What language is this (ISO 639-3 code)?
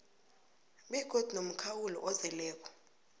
nbl